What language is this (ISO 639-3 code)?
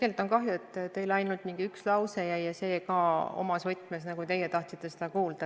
est